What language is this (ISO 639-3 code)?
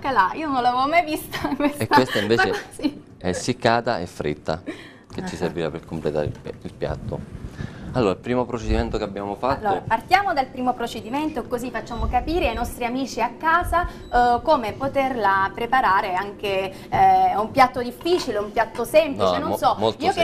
ita